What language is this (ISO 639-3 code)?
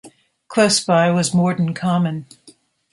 eng